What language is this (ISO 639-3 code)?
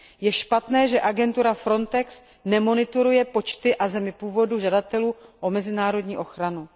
ces